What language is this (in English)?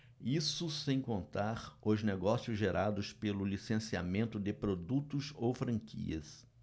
Portuguese